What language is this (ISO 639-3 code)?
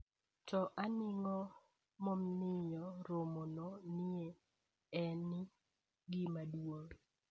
luo